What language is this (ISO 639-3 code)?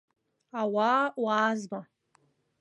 abk